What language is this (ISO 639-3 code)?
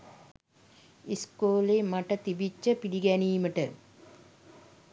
sin